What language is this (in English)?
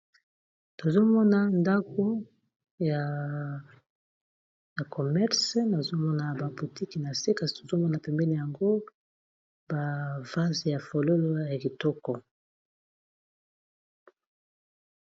Lingala